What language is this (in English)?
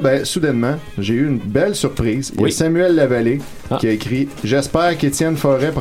French